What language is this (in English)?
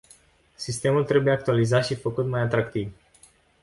Romanian